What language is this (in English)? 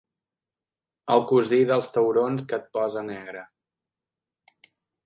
Catalan